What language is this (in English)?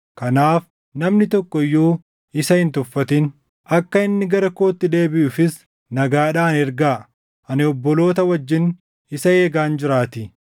Oromo